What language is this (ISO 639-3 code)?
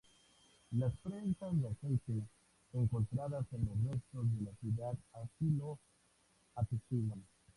spa